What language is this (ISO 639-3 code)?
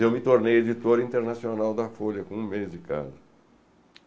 por